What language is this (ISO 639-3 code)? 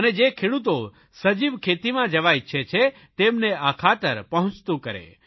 guj